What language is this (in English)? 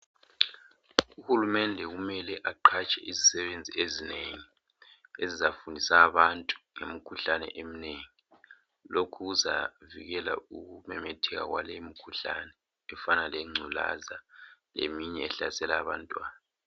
North Ndebele